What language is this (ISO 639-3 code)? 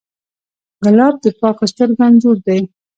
pus